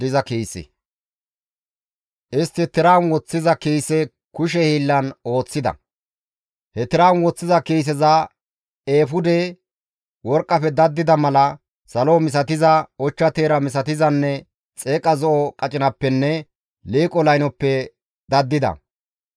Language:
Gamo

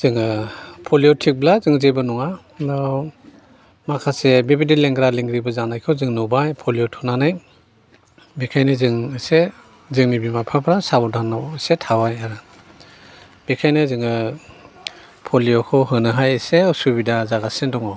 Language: Bodo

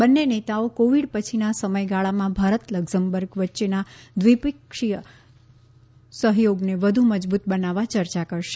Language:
Gujarati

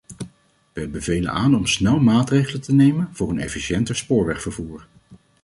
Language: Dutch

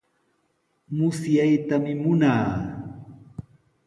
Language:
Sihuas Ancash Quechua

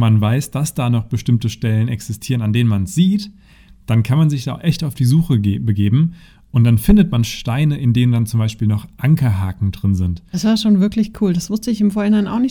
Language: German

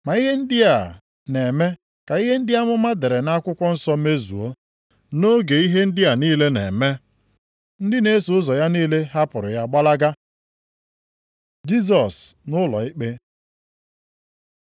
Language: Igbo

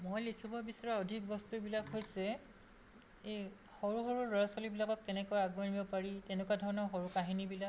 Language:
Assamese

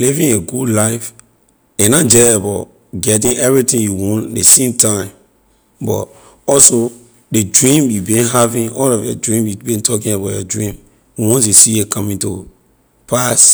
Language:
Liberian English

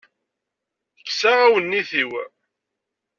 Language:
Kabyle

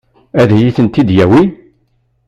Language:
Kabyle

